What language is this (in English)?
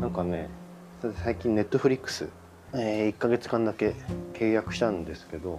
Japanese